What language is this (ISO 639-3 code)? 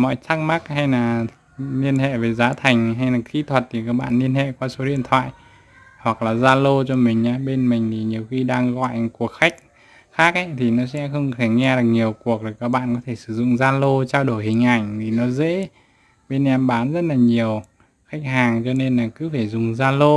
vie